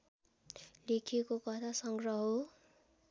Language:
Nepali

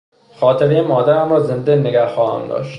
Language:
Persian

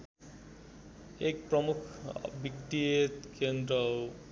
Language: Nepali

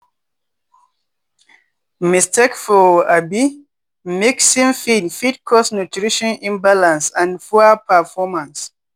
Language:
Nigerian Pidgin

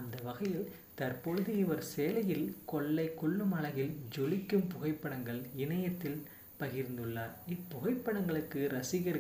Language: Tamil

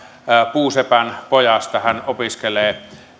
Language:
Finnish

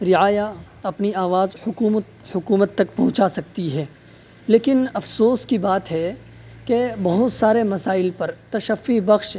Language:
Urdu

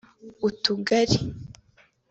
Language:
Kinyarwanda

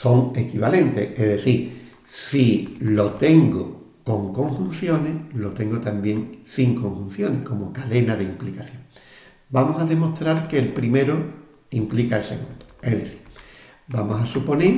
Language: Spanish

